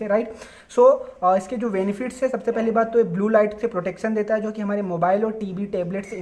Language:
Hindi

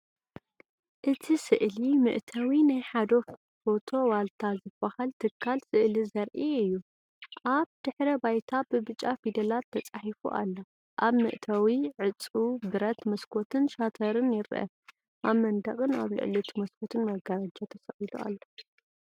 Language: Tigrinya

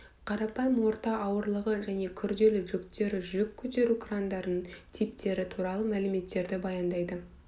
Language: Kazakh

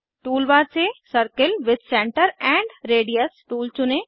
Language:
Hindi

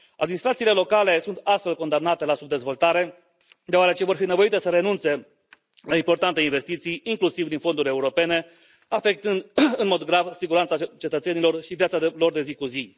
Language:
Romanian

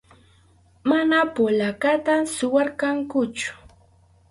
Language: Arequipa-La Unión Quechua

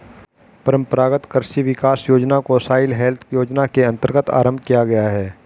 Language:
Hindi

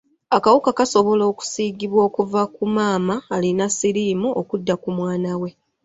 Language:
Ganda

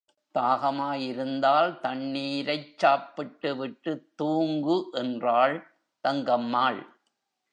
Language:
Tamil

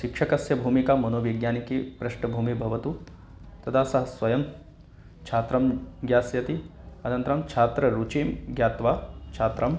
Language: Sanskrit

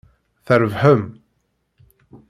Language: Kabyle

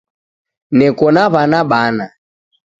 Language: Taita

